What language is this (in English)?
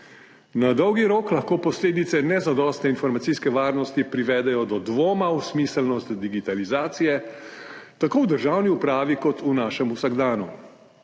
Slovenian